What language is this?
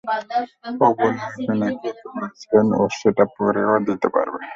Bangla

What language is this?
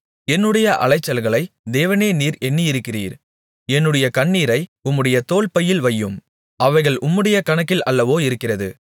Tamil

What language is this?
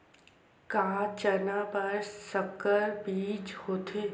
Chhattisgarhi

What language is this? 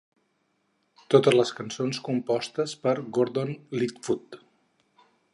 Catalan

